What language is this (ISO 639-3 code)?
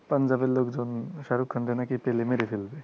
ben